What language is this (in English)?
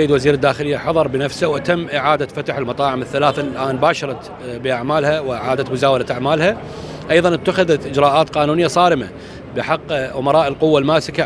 Arabic